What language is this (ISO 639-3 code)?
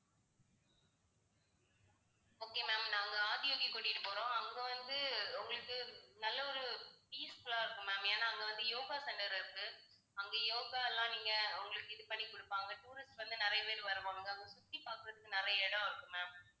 tam